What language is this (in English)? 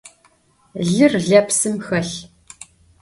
Adyghe